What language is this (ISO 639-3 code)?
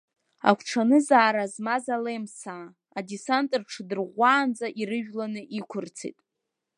abk